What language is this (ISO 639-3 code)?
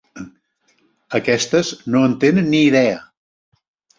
cat